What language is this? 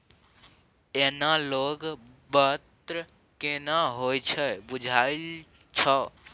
Maithili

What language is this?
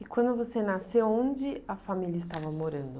Portuguese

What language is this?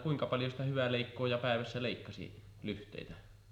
Finnish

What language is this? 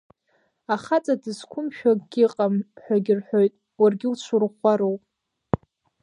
Abkhazian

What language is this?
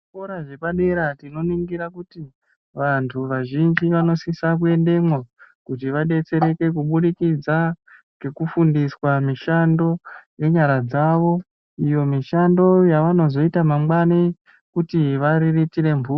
Ndau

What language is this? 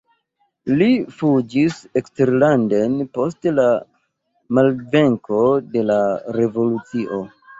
Esperanto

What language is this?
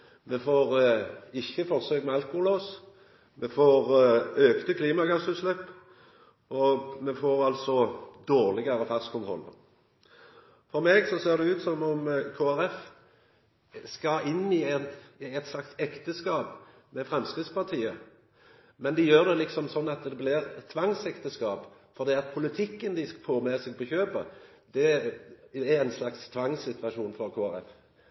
Norwegian Nynorsk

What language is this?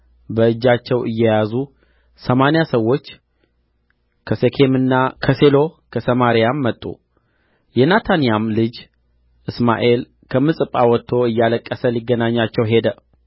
Amharic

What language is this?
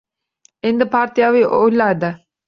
Uzbek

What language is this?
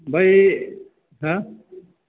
Bodo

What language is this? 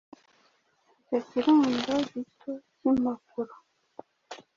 Kinyarwanda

